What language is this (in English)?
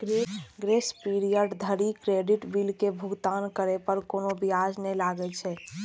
Maithili